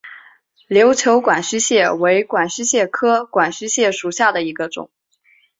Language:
Chinese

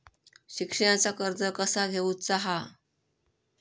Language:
Marathi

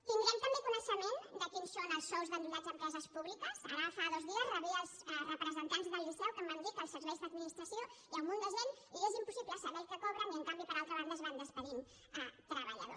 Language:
Catalan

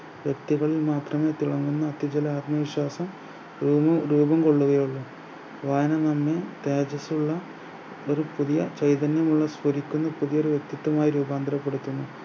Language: Malayalam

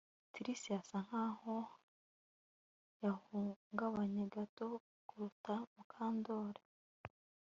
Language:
Kinyarwanda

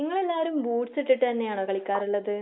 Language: Malayalam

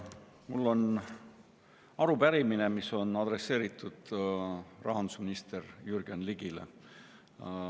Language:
Estonian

